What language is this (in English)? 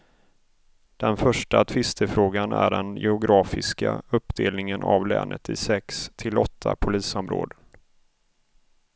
Swedish